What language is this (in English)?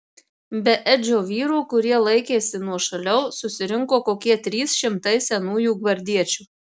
Lithuanian